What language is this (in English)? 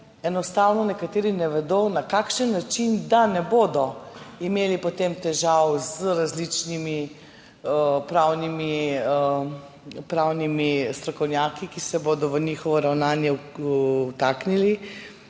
Slovenian